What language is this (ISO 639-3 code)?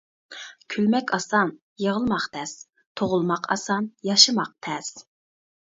uig